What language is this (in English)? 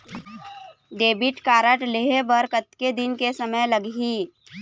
Chhattisgarhi